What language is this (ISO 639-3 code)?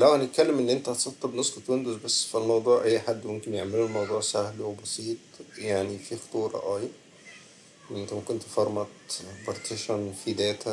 ara